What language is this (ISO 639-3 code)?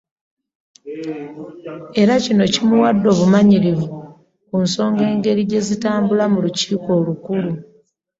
lug